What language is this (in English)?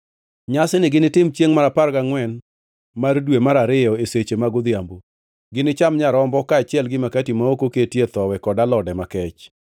Luo (Kenya and Tanzania)